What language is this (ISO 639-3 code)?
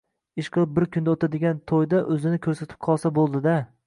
uzb